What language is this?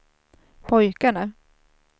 Swedish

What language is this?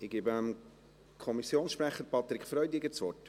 Swiss German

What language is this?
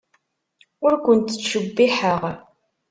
Kabyle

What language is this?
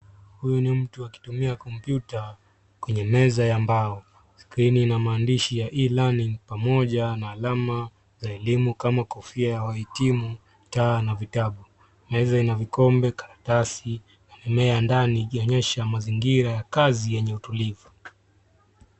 Swahili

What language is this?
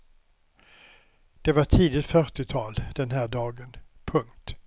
Swedish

